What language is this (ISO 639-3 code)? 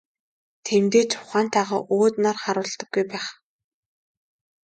mon